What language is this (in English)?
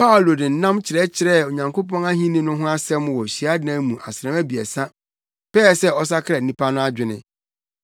Akan